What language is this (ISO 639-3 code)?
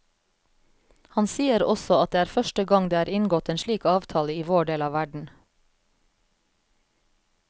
nor